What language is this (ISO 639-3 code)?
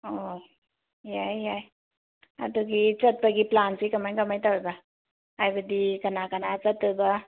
mni